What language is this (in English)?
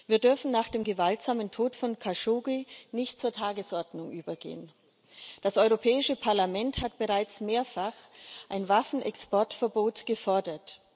German